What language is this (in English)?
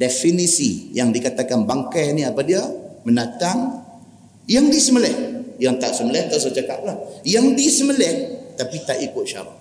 Malay